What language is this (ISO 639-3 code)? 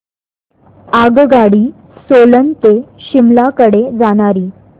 mar